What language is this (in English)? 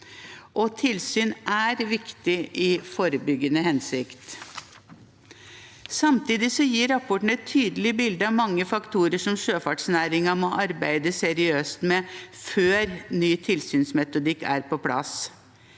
Norwegian